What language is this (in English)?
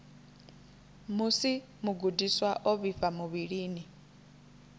Venda